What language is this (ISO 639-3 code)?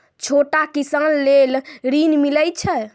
mai